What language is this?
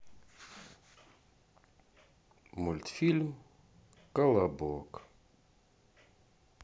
Russian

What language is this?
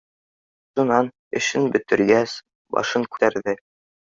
Bashkir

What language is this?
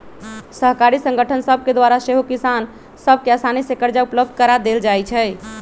Magahi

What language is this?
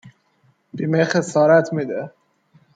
Persian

